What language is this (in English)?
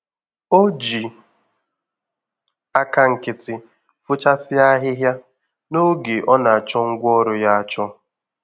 Igbo